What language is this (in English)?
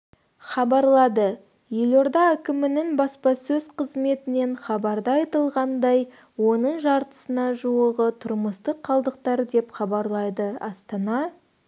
Kazakh